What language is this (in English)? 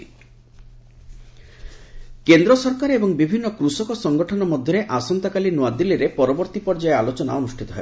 Odia